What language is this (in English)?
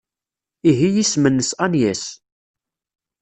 Kabyle